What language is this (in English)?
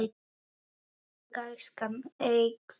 Icelandic